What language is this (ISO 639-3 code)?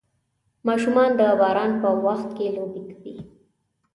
pus